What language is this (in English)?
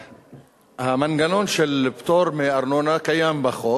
Hebrew